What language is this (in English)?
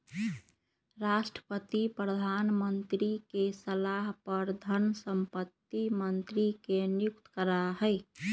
Magahi